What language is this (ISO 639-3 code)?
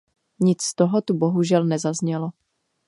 ces